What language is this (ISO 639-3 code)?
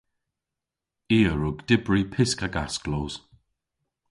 cor